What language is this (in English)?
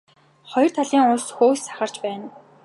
Mongolian